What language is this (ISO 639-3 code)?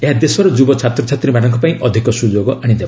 ori